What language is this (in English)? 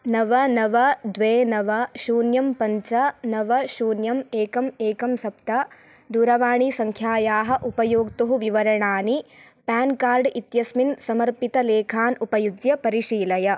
Sanskrit